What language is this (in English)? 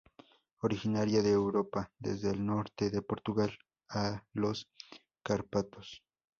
Spanish